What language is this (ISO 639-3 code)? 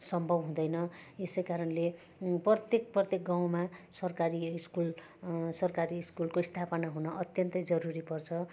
nep